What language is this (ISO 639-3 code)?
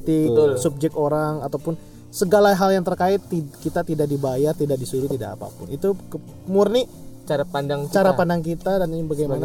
ind